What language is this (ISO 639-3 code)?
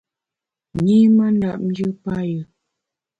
bax